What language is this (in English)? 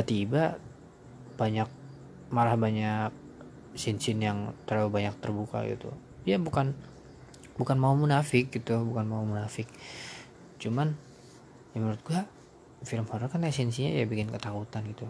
Indonesian